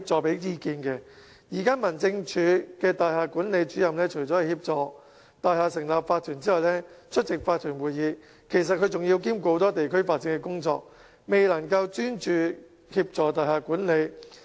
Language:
Cantonese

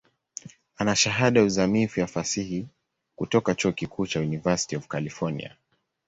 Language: Swahili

